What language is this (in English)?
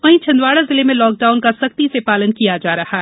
Hindi